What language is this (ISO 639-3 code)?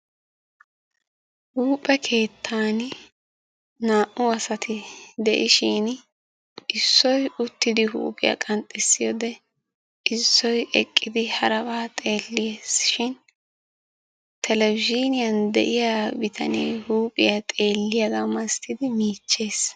wal